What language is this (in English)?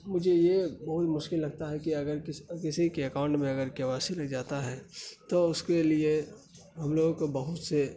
Urdu